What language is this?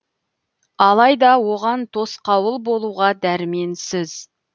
Kazakh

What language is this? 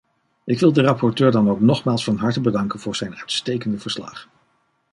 Dutch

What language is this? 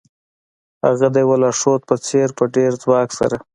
Pashto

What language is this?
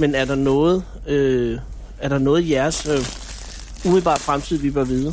Danish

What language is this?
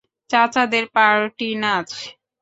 Bangla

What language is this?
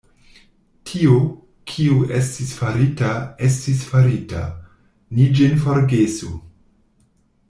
Esperanto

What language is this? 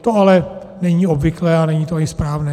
Czech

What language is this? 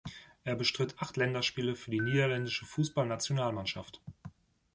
German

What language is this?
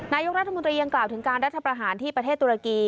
Thai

